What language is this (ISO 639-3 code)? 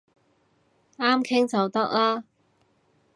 yue